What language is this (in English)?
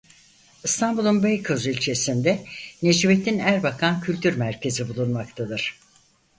Turkish